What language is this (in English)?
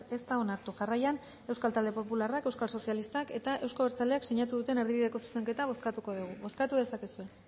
Basque